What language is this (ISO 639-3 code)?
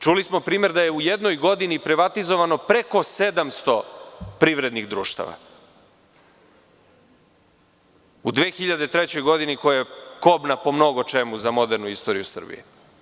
srp